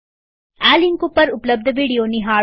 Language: Gujarati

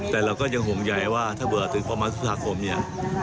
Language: Thai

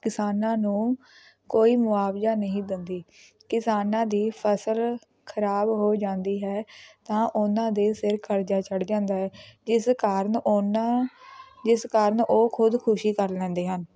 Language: Punjabi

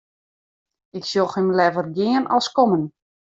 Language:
Western Frisian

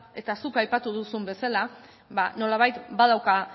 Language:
Basque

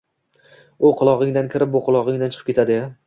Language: Uzbek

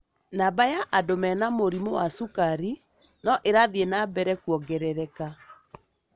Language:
Kikuyu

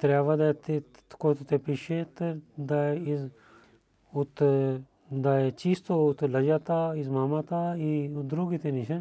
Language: Bulgarian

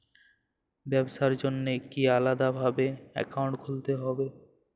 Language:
Bangla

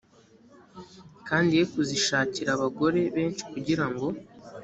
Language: Kinyarwanda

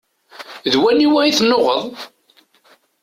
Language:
Kabyle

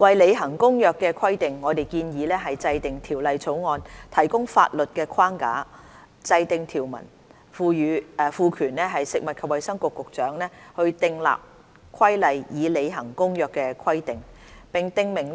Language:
Cantonese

